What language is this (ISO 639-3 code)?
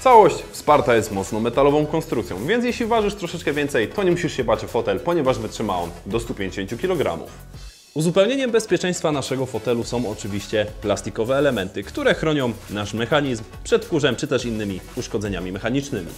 pol